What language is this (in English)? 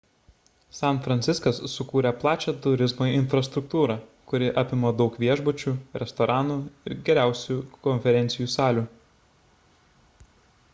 Lithuanian